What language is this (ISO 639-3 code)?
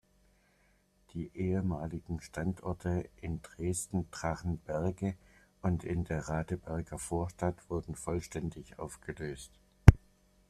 deu